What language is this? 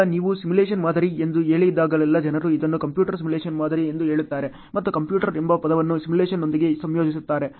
Kannada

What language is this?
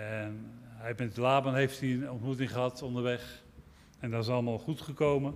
Dutch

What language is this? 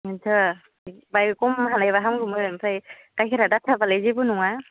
Bodo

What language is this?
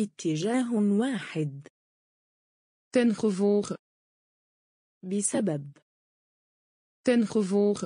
Dutch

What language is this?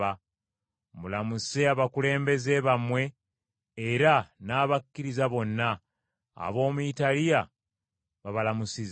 Ganda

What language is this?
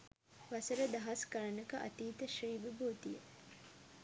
Sinhala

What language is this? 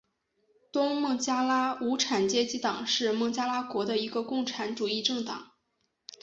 Chinese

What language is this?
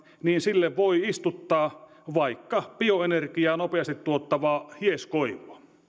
Finnish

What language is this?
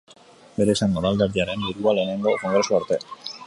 Basque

